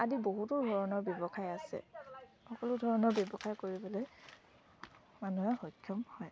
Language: Assamese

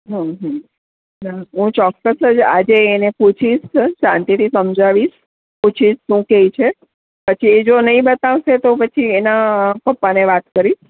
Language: Gujarati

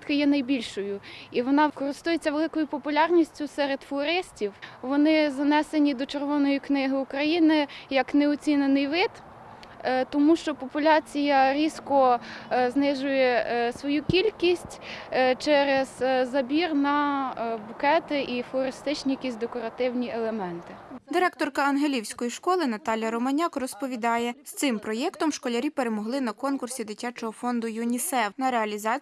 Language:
Ukrainian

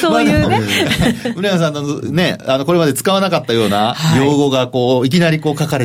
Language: Japanese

